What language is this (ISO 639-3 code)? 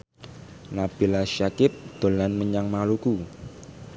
jav